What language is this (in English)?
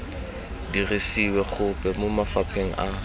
Tswana